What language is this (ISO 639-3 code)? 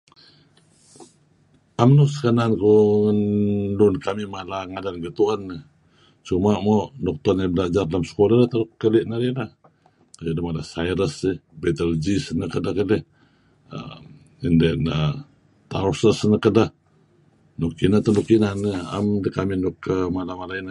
kzi